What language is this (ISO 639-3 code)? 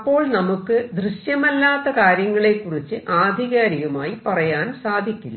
mal